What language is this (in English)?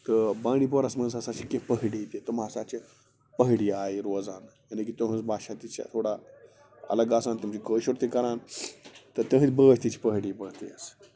Kashmiri